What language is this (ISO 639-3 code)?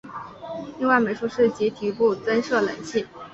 zho